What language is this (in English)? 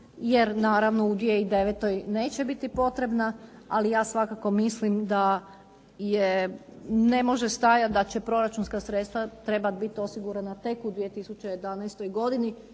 Croatian